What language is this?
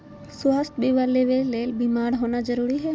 Magahi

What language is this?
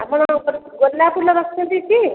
Odia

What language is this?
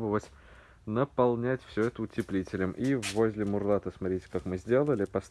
Russian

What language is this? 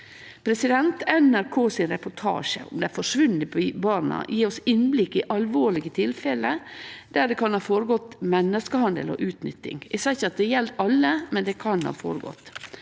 Norwegian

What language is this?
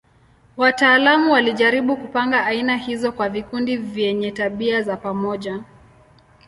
Swahili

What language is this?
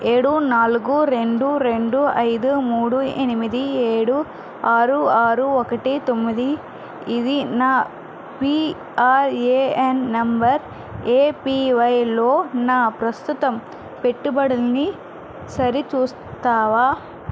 Telugu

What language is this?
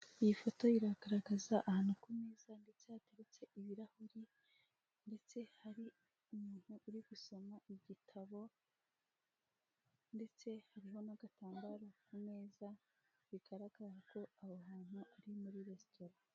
Kinyarwanda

